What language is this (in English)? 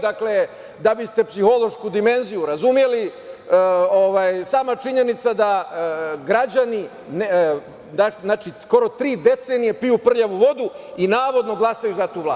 Serbian